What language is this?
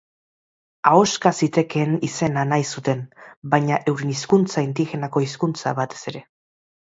Basque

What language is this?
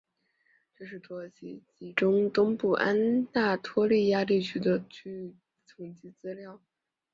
Chinese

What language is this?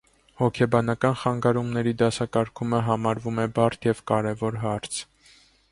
Armenian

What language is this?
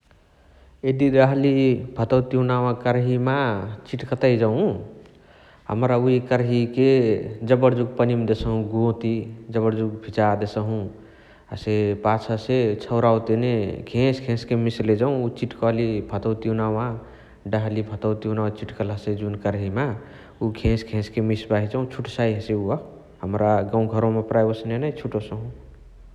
Chitwania Tharu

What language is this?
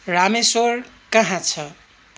Nepali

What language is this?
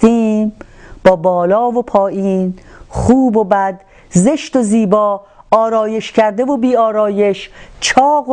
Persian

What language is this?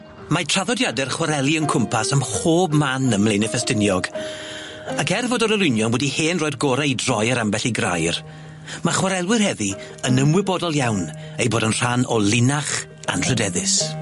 Welsh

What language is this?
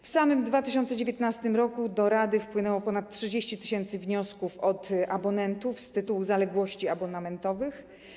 Polish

